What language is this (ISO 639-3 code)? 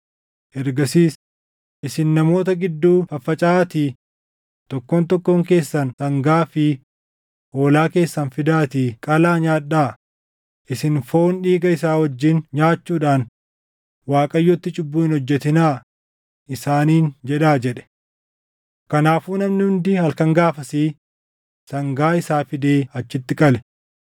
orm